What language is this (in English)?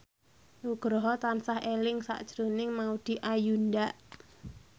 Javanese